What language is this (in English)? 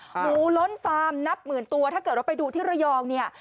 Thai